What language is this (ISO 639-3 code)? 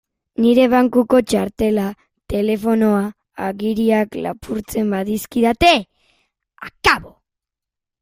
eus